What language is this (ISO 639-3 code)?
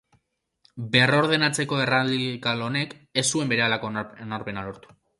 eus